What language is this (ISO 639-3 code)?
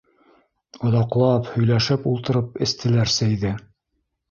bak